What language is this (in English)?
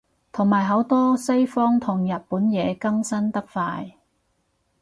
Cantonese